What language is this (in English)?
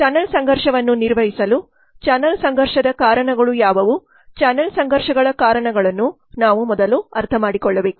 Kannada